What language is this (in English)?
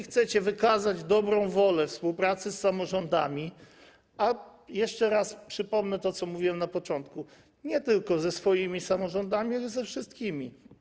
Polish